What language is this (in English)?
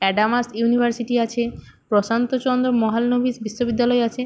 Bangla